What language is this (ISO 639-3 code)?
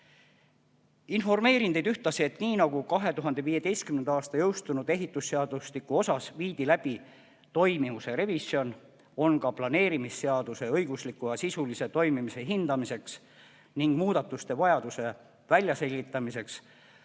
est